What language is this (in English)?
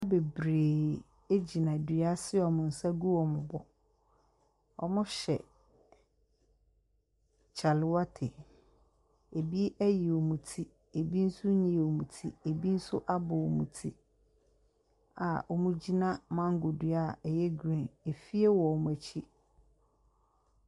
Akan